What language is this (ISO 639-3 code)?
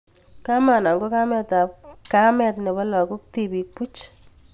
kln